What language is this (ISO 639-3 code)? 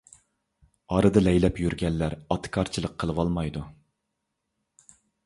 uig